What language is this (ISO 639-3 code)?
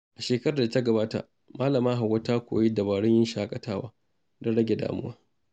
hau